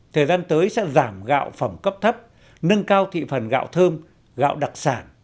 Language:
Vietnamese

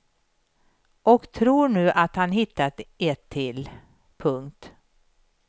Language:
Swedish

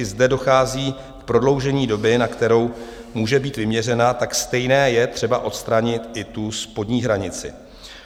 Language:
Czech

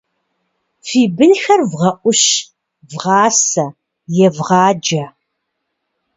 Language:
Kabardian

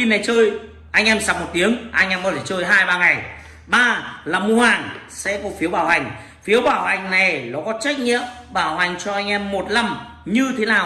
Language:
Vietnamese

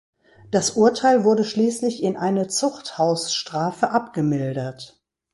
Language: German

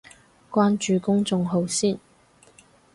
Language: Cantonese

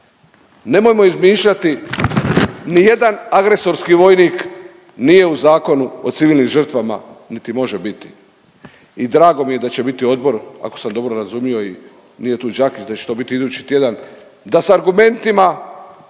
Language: Croatian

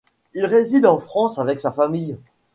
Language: French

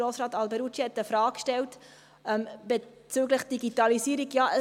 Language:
Swiss German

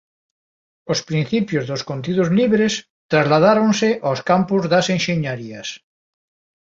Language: Galician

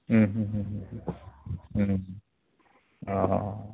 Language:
Bodo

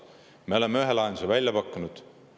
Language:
Estonian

